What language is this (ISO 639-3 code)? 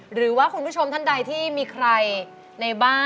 tha